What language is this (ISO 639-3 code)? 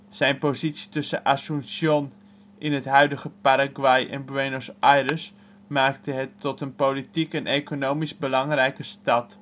nld